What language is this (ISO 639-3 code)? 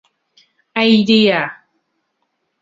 tha